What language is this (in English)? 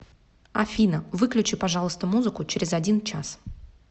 Russian